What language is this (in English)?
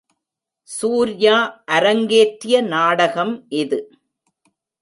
Tamil